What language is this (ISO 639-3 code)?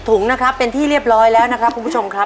tha